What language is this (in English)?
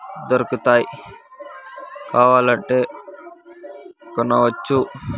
Telugu